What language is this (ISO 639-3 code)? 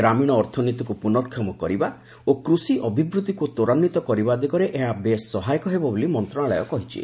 ori